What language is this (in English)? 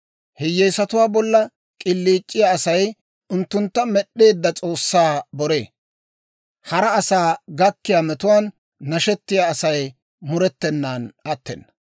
Dawro